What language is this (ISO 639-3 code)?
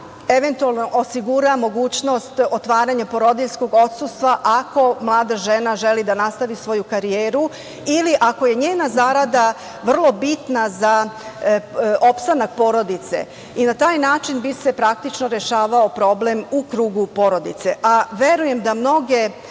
srp